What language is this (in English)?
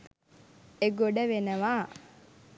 Sinhala